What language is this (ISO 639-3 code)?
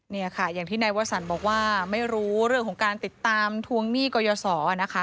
tha